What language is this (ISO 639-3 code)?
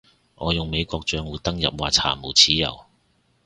yue